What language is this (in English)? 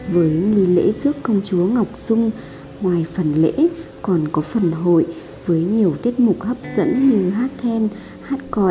Vietnamese